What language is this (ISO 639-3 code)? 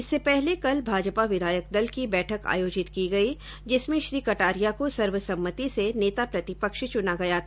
hin